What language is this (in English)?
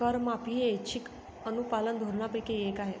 Marathi